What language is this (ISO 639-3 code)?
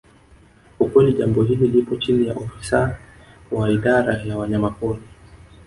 swa